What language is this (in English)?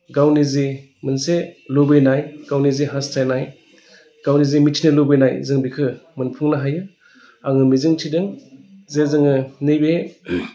Bodo